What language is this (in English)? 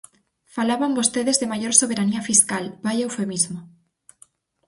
Galician